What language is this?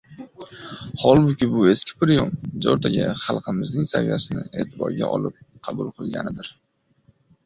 Uzbek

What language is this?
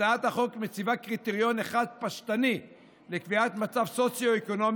Hebrew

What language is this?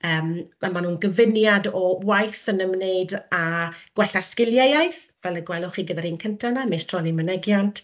Welsh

